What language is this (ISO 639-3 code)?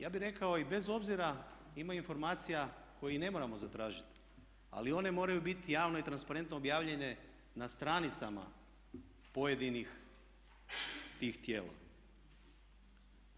hrv